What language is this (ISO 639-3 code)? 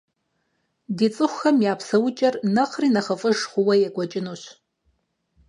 kbd